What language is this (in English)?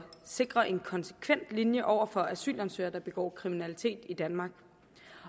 Danish